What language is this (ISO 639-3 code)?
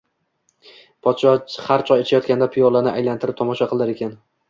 uzb